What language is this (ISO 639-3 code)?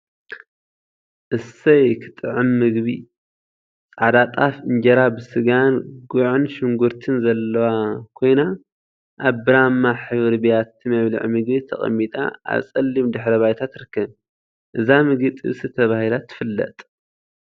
tir